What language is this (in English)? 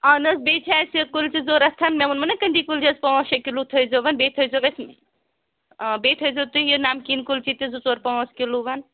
Kashmiri